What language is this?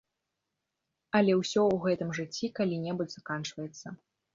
Belarusian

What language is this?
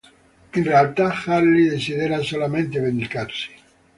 Italian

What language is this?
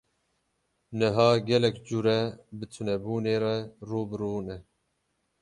Kurdish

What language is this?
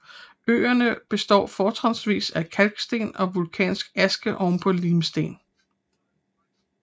Danish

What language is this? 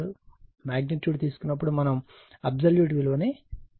Telugu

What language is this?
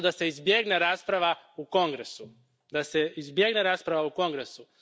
Croatian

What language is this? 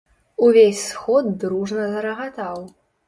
Belarusian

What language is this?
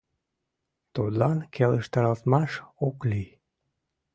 Mari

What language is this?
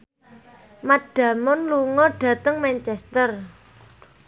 Javanese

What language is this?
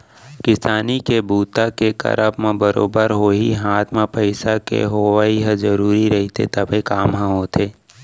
Chhattisgarhi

